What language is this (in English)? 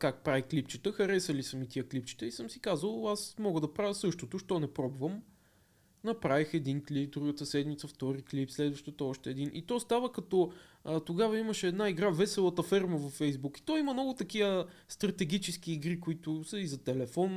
Bulgarian